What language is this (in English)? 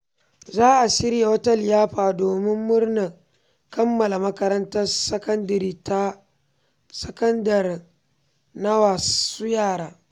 Hausa